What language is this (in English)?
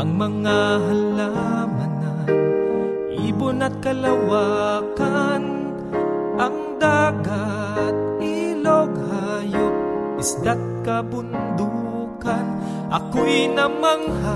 Filipino